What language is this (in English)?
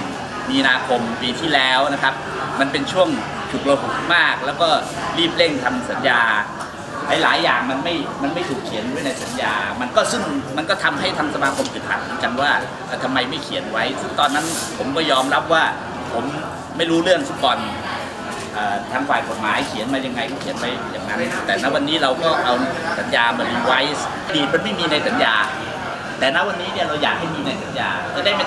Thai